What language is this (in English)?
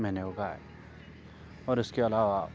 Urdu